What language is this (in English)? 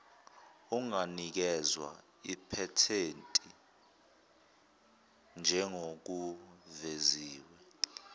Zulu